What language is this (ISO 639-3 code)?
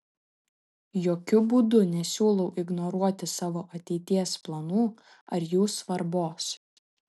lit